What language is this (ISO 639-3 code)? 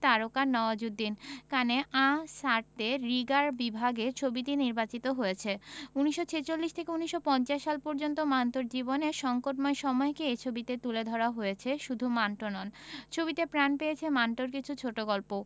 ben